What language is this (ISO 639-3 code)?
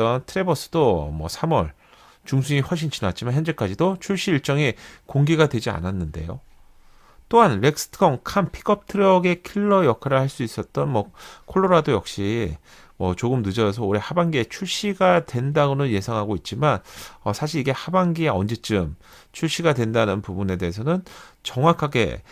kor